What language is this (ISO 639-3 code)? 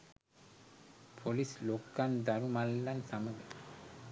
sin